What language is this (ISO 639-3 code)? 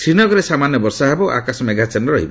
ori